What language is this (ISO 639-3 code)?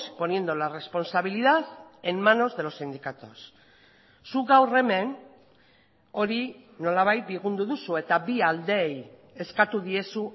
eus